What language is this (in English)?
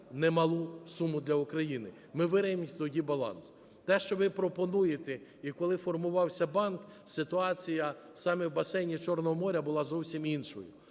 Ukrainian